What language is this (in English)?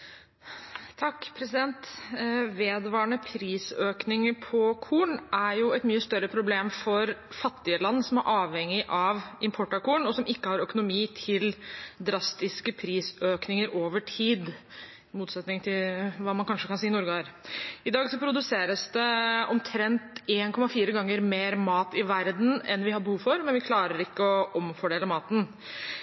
Norwegian Bokmål